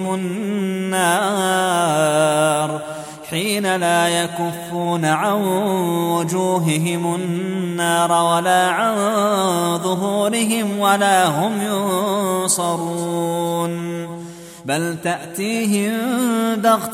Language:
Arabic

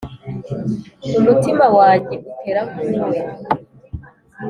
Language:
Kinyarwanda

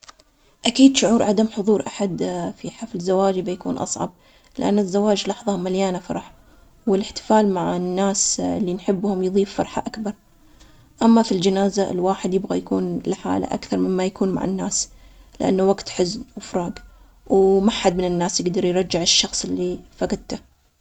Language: Omani Arabic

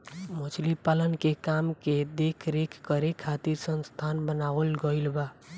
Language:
Bhojpuri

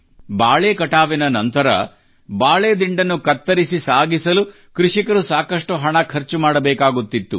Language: Kannada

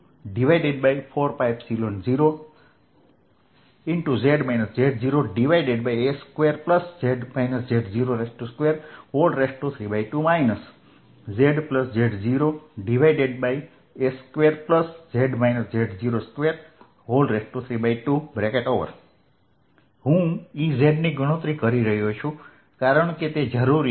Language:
Gujarati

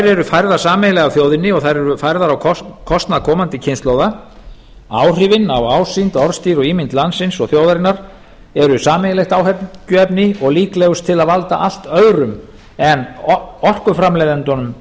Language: Icelandic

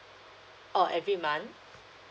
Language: English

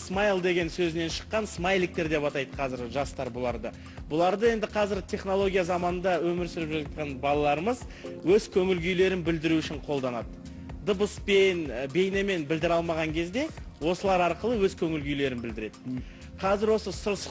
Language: Turkish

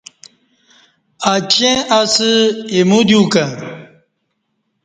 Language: Kati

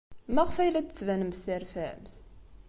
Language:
Kabyle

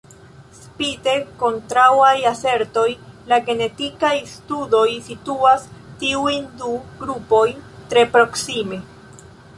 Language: Esperanto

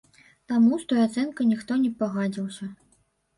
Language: Belarusian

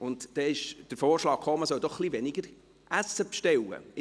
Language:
Swiss German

